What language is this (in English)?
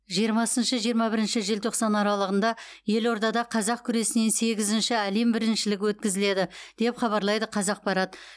Kazakh